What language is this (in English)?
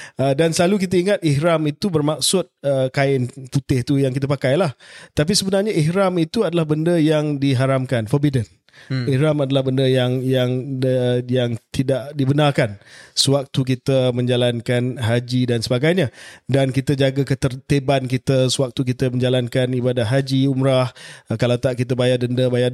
Malay